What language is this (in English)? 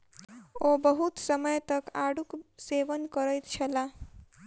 Maithili